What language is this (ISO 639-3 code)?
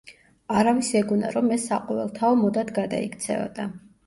kat